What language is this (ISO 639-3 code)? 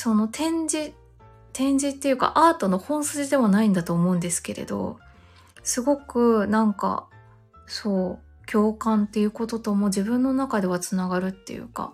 jpn